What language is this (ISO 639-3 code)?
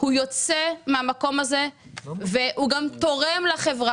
heb